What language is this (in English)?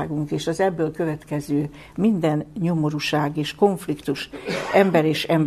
Hungarian